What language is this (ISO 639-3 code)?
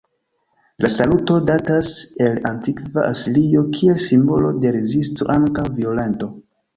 epo